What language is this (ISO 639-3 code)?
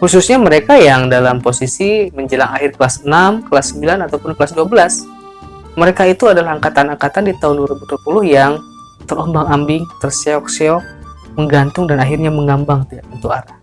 ind